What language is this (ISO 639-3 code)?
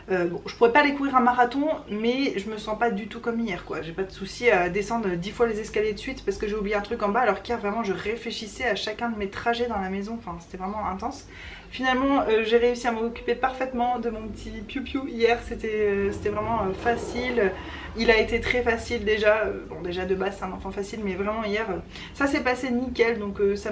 fra